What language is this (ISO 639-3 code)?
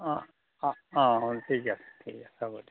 asm